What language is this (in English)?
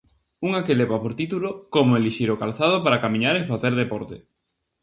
Galician